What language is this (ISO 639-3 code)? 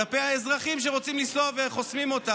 heb